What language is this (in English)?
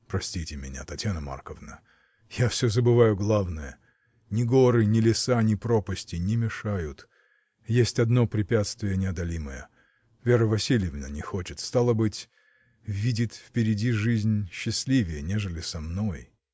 Russian